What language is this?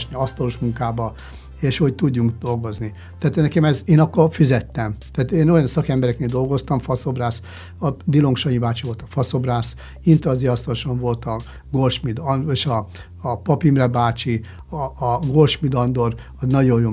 Hungarian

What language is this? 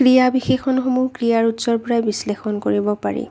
Assamese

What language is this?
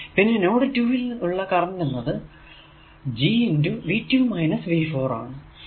Malayalam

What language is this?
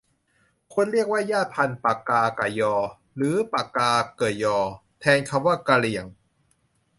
Thai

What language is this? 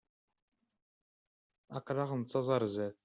Kabyle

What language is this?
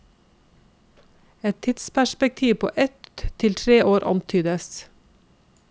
Norwegian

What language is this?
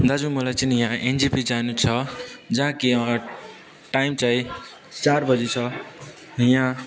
Nepali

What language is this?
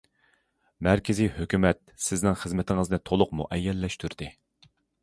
Uyghur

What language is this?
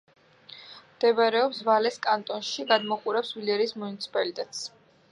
Georgian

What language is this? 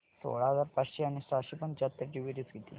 Marathi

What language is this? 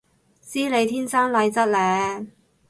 Cantonese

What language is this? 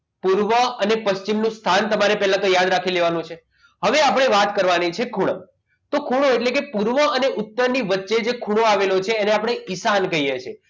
Gujarati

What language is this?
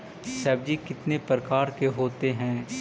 Magahi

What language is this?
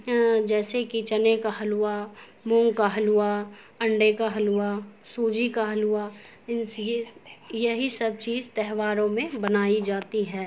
Urdu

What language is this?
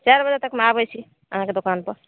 Maithili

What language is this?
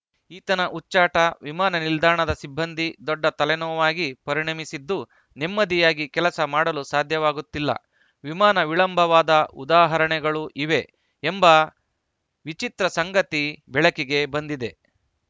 Kannada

